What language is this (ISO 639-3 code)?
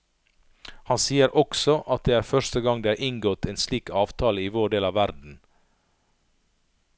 nor